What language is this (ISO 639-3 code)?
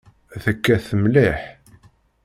kab